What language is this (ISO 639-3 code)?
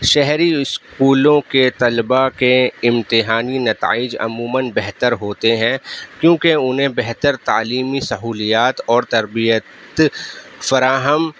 urd